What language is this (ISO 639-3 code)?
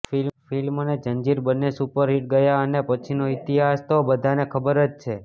guj